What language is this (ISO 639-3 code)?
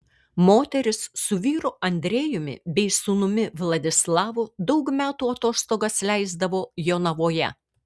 lit